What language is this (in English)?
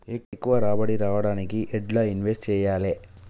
Telugu